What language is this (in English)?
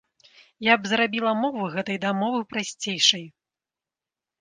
Belarusian